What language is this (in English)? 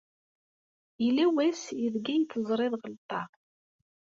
Kabyle